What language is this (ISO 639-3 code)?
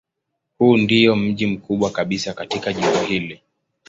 swa